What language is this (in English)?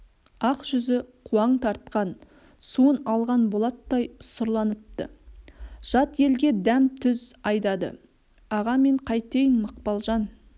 Kazakh